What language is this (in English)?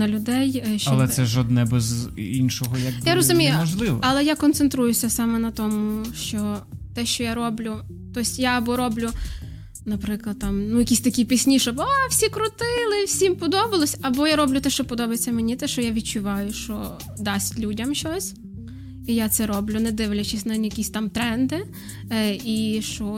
Ukrainian